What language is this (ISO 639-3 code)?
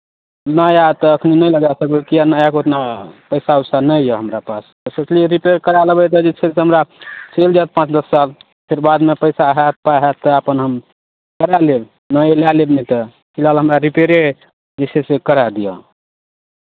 mai